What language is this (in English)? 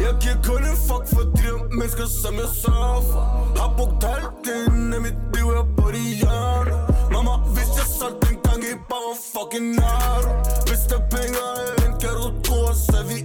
Danish